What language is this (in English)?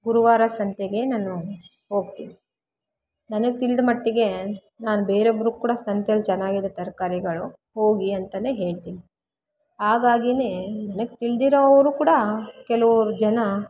Kannada